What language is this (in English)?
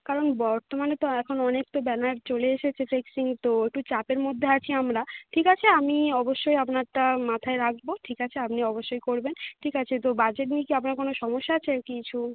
Bangla